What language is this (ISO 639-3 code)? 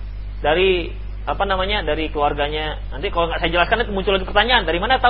ind